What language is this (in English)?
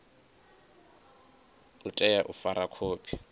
Venda